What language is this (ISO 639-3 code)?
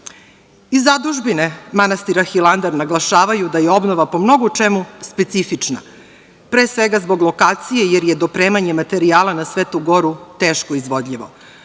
srp